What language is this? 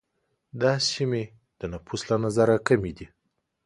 Pashto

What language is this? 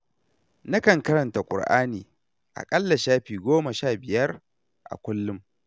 Hausa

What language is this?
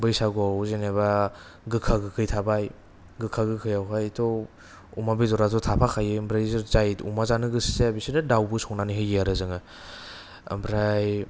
Bodo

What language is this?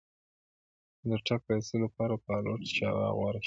Pashto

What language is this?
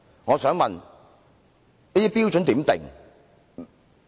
Cantonese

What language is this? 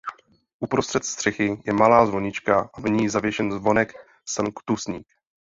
Czech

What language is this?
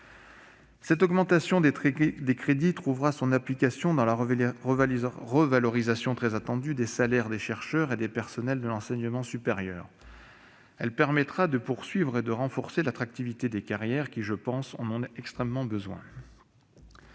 French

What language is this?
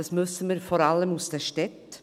Swiss German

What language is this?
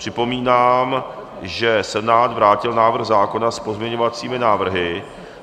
Czech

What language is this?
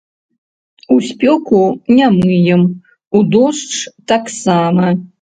Belarusian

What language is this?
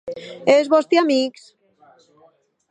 Occitan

